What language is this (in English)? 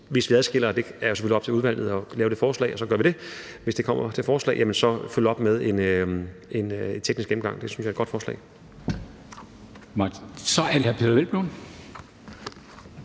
Danish